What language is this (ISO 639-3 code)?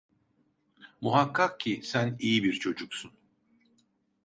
tur